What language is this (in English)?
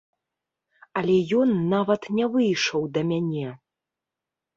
Belarusian